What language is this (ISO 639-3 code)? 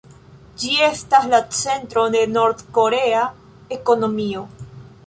epo